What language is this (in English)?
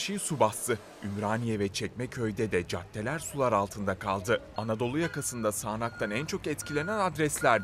Turkish